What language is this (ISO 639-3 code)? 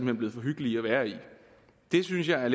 dan